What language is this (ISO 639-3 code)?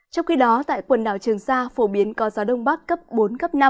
vie